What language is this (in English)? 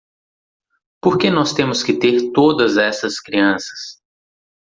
Portuguese